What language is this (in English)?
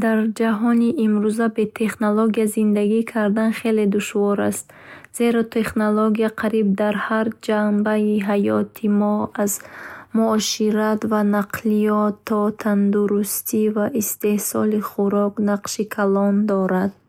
Bukharic